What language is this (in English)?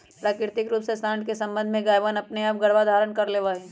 Magahi